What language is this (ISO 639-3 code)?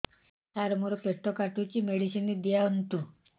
ori